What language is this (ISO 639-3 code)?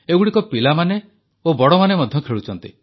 ori